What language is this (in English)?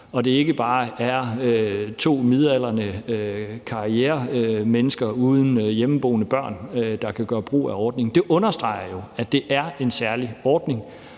Danish